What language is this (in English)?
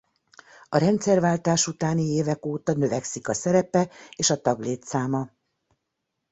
Hungarian